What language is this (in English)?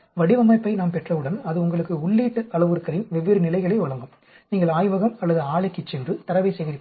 Tamil